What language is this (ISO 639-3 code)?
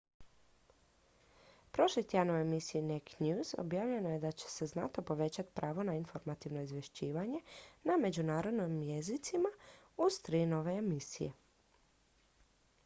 hrv